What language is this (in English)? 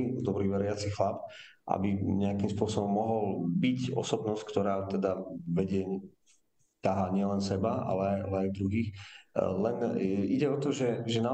Slovak